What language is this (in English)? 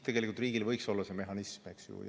Estonian